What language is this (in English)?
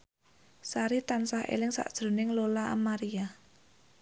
Javanese